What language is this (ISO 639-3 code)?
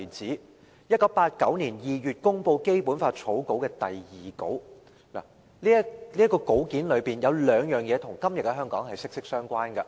yue